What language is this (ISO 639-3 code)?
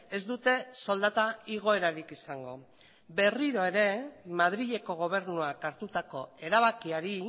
eus